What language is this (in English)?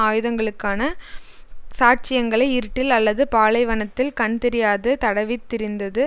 Tamil